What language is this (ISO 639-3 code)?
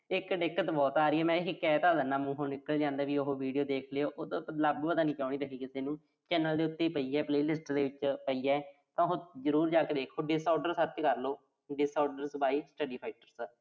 pan